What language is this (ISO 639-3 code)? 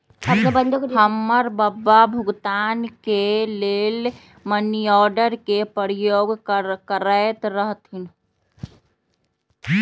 mag